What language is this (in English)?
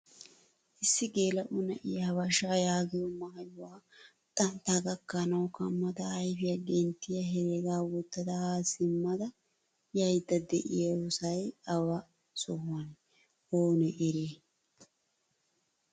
Wolaytta